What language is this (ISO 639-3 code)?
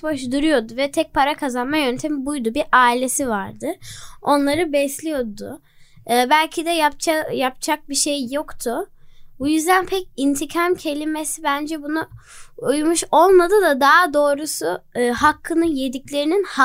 tur